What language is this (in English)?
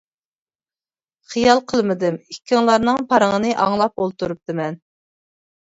Uyghur